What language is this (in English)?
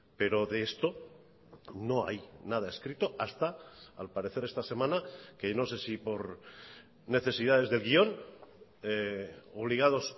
Spanish